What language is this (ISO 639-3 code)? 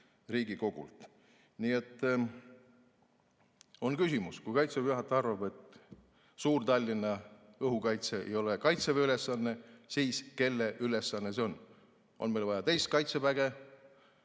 est